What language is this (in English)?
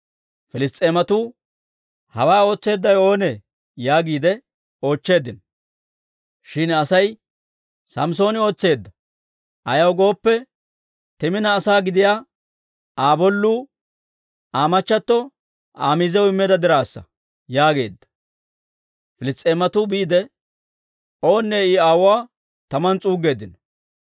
Dawro